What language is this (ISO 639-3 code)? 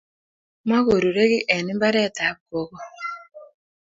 kln